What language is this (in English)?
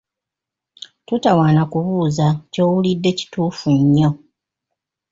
Ganda